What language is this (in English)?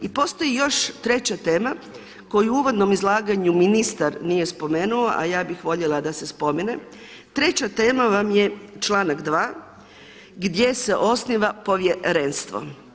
Croatian